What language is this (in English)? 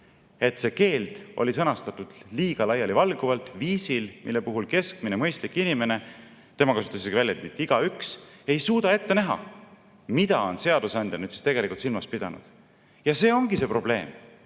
Estonian